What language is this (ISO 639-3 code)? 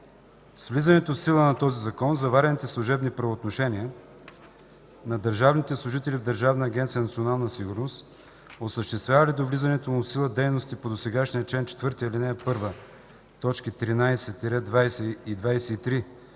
bul